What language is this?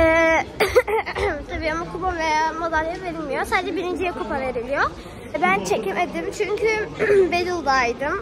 Turkish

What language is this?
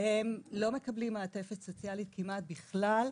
Hebrew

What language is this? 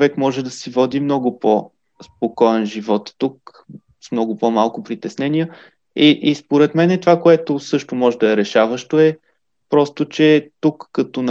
Bulgarian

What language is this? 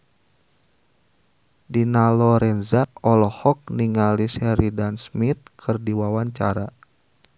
Sundanese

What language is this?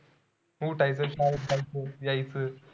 Marathi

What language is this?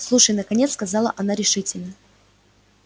Russian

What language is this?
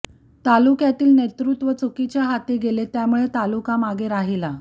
Marathi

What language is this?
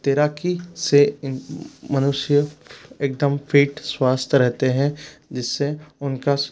Hindi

